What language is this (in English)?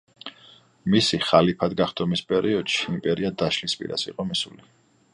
Georgian